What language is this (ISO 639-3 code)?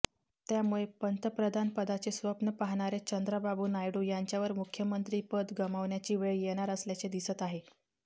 mar